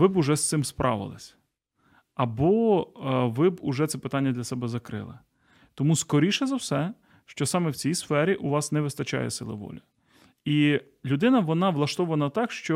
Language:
Ukrainian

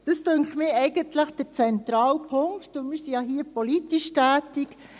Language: Swiss German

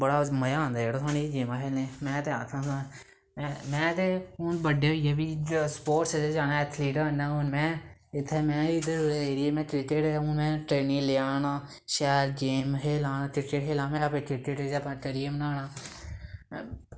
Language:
Dogri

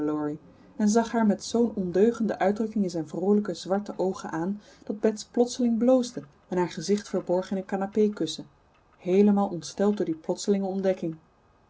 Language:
Dutch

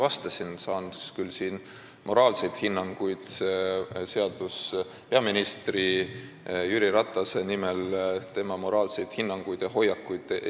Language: Estonian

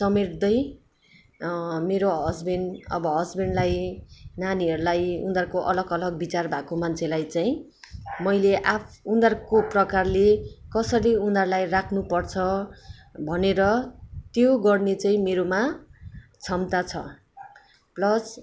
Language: Nepali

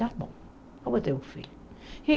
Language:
Portuguese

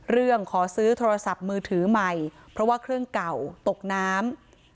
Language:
Thai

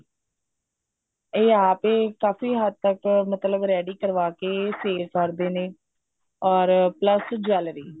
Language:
Punjabi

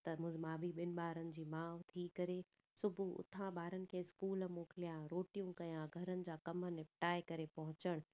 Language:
Sindhi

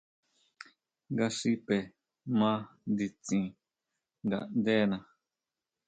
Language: Huautla Mazatec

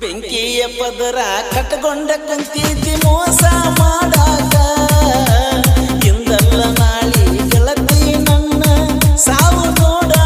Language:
Vietnamese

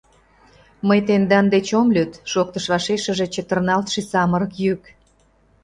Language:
Mari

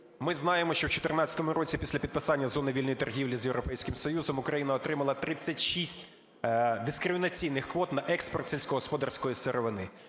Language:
Ukrainian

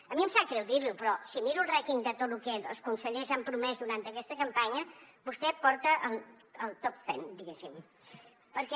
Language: Catalan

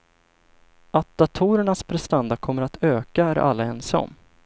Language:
Swedish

